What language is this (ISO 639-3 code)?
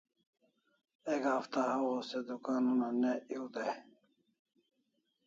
kls